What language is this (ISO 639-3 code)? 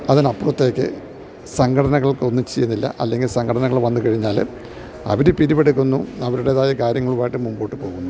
mal